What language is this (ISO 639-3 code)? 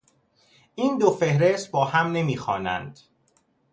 fas